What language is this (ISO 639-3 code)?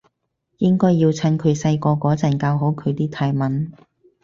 yue